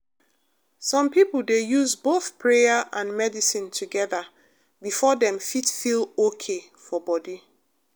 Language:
Nigerian Pidgin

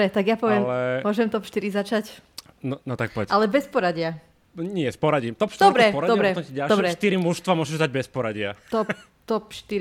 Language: Slovak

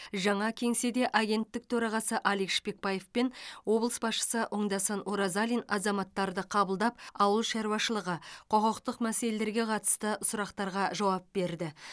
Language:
Kazakh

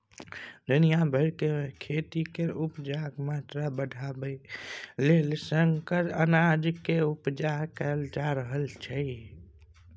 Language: Maithili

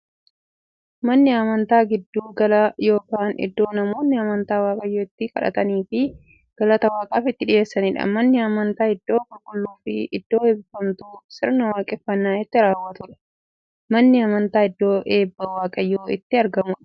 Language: Oromo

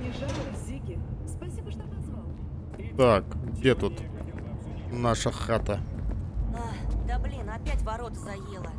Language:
Russian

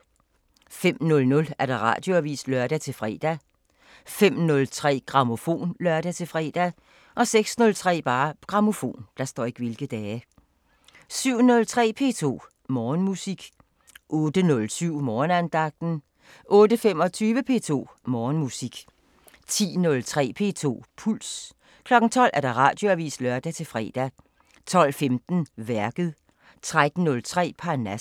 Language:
Danish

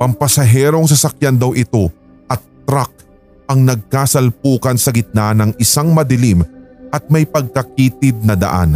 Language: Filipino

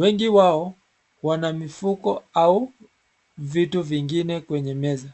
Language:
Swahili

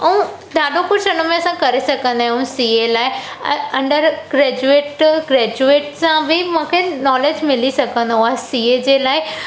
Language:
Sindhi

